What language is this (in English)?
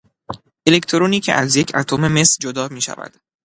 Persian